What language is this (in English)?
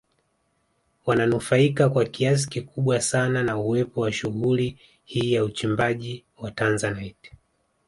Swahili